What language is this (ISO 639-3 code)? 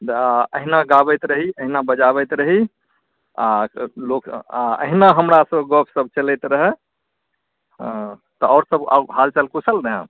mai